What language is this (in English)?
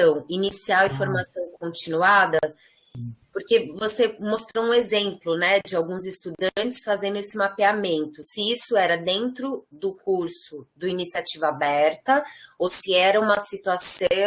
Portuguese